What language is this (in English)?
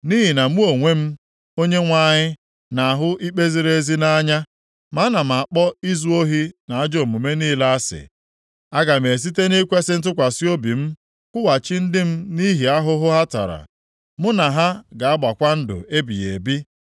Igbo